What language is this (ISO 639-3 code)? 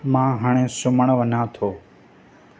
snd